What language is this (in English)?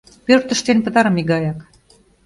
Mari